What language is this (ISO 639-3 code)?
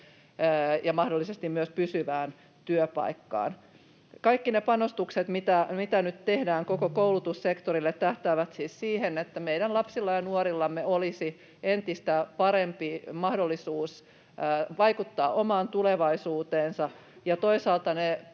fin